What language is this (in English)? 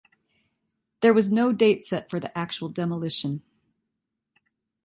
English